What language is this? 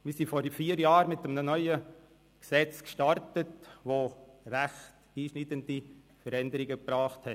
Swiss German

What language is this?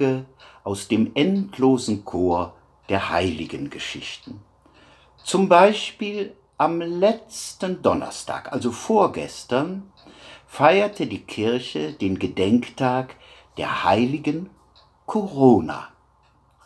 German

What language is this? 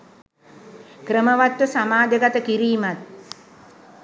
Sinhala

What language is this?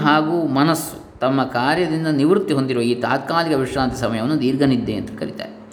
Kannada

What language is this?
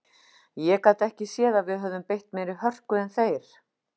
Icelandic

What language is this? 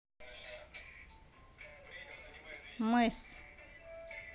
Russian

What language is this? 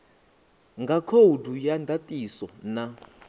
Venda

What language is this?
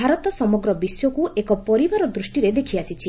Odia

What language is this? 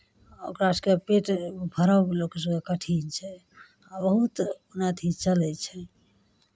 Maithili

